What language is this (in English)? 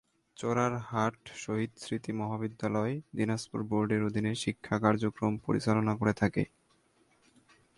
Bangla